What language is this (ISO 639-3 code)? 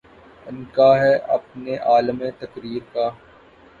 urd